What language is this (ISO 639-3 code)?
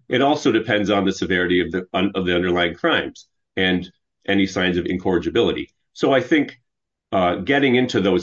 eng